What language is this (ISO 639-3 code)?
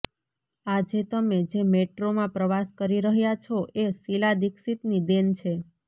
guj